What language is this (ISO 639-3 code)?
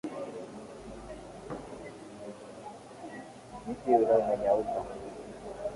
swa